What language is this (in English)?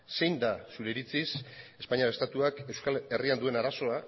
Basque